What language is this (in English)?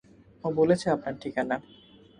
Bangla